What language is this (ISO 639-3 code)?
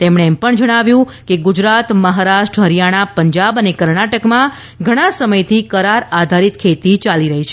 guj